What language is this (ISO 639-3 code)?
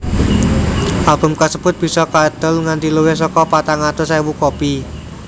jav